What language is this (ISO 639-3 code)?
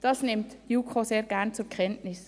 gsw